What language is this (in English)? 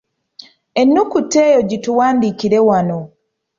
Ganda